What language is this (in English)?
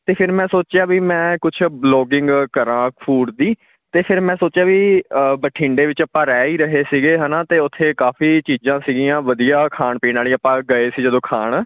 Punjabi